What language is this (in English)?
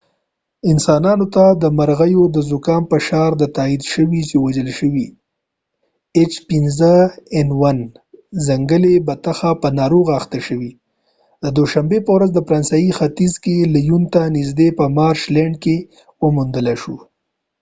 Pashto